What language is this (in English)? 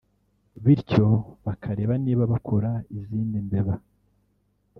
Kinyarwanda